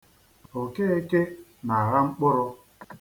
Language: Igbo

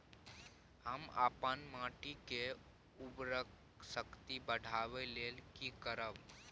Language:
Maithili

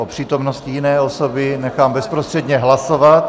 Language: Czech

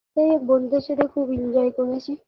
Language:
Bangla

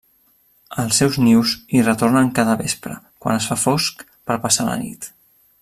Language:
Catalan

